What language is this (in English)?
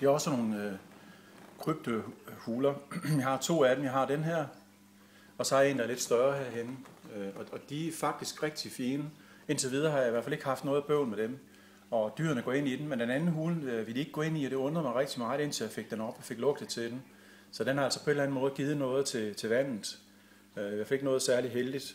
Danish